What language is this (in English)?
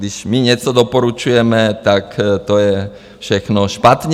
Czech